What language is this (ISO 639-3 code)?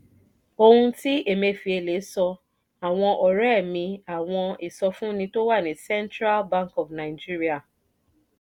yor